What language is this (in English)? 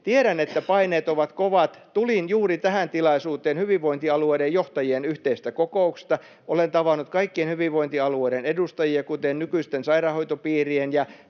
Finnish